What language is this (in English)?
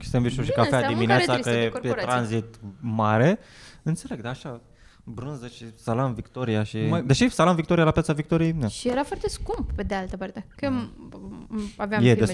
Romanian